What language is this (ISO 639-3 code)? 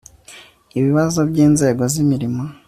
kin